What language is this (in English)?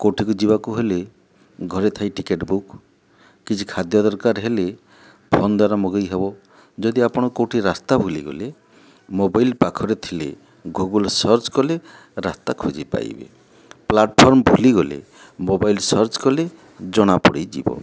Odia